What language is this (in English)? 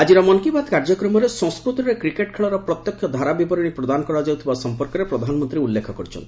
Odia